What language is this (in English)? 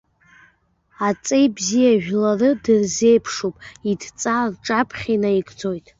Abkhazian